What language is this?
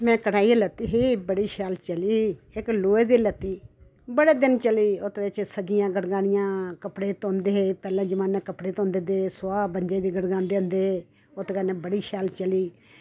Dogri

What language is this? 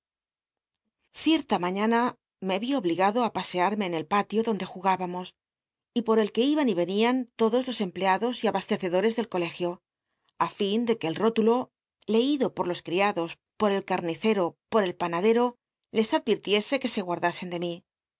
Spanish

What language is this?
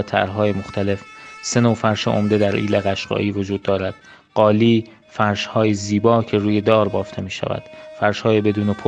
Persian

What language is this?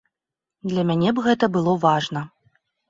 Belarusian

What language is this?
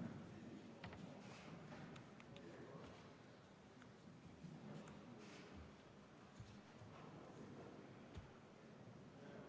Estonian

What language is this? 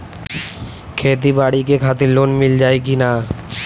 Bhojpuri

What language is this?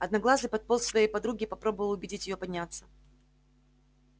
Russian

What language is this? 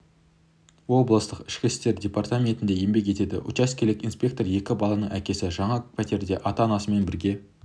Kazakh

